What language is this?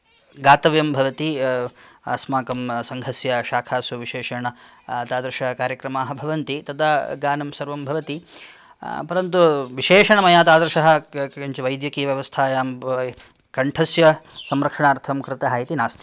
Sanskrit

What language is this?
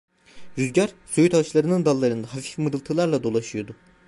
Turkish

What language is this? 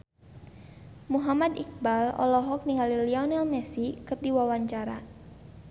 Sundanese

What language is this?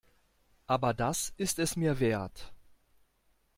German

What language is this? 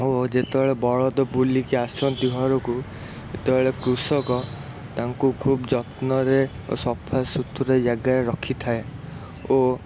Odia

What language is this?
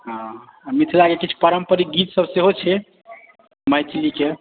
Maithili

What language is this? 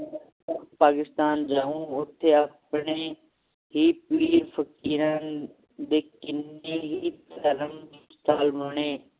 Punjabi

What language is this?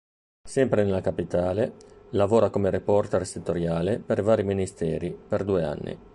Italian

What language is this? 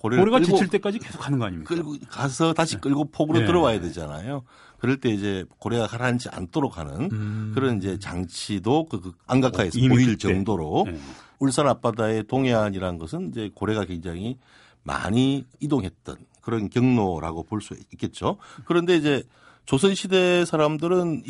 Korean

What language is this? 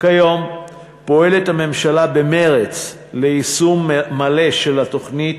Hebrew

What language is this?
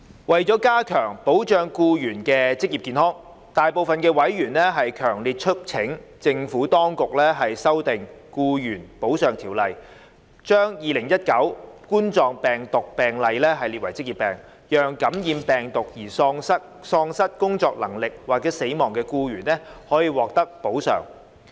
Cantonese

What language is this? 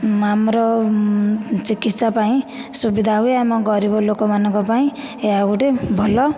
Odia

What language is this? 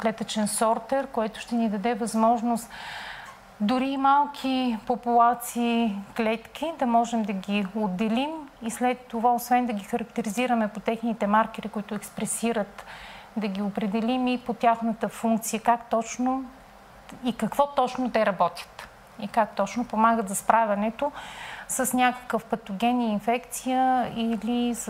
Bulgarian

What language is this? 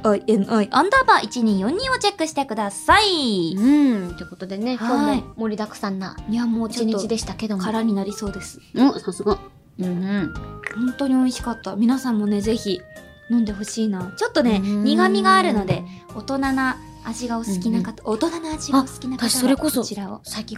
Japanese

